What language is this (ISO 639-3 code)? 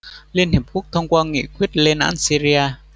vie